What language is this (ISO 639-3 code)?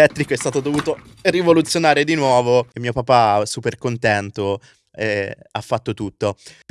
ita